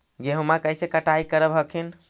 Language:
Magahi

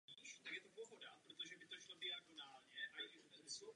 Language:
Czech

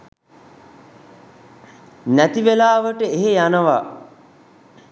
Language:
Sinhala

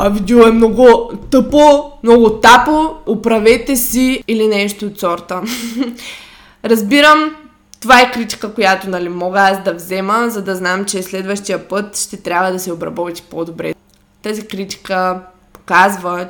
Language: Bulgarian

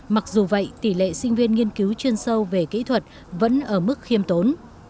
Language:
Vietnamese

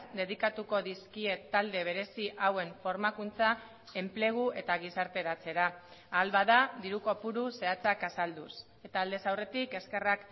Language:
Basque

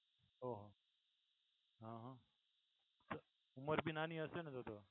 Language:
Gujarati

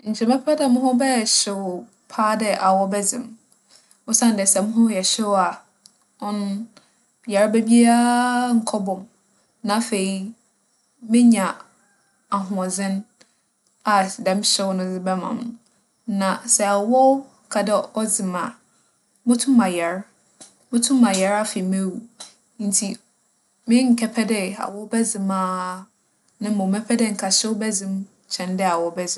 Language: Akan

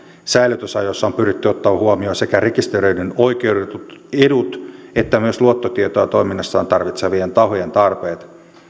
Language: Finnish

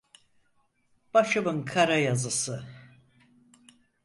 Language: Turkish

